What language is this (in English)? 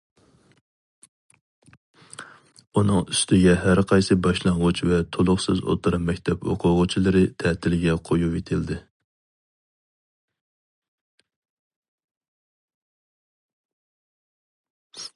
Uyghur